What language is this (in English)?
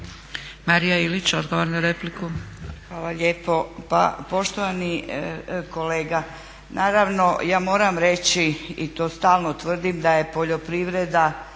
Croatian